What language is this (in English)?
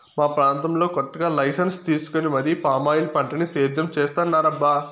Telugu